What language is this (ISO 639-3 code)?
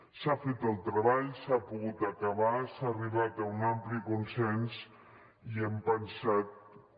cat